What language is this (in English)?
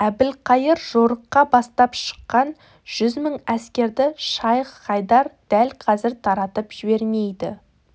Kazakh